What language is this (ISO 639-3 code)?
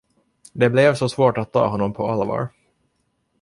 swe